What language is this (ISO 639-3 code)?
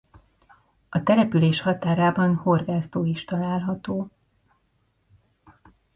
hun